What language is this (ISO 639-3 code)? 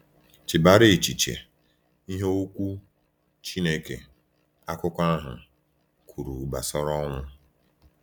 ibo